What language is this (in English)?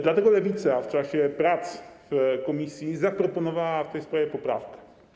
Polish